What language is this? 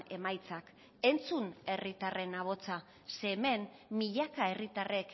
Basque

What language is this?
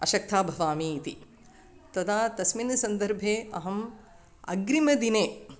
Sanskrit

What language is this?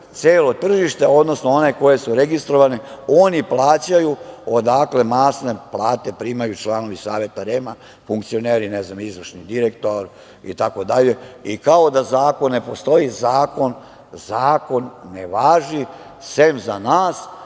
Serbian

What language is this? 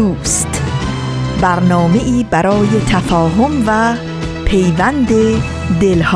Persian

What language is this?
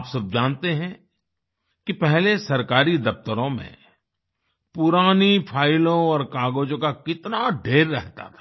Hindi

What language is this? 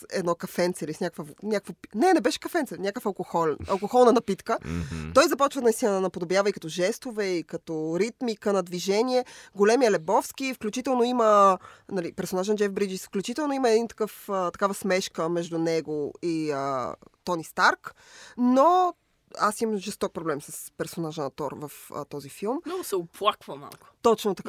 Bulgarian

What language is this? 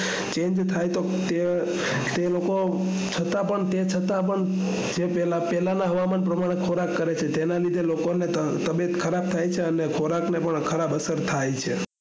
Gujarati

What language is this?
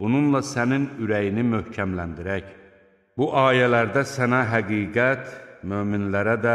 Turkish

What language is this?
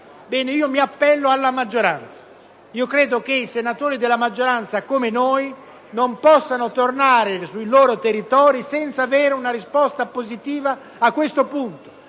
Italian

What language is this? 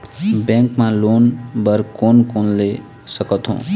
Chhattisgarhi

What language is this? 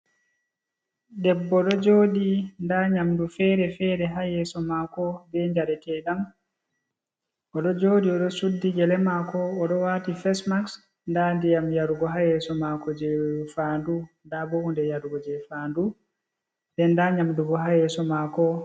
Fula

